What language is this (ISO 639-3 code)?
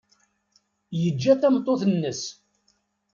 kab